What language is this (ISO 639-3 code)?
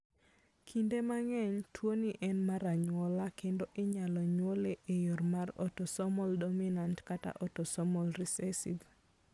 luo